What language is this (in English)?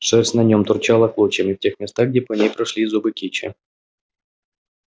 Russian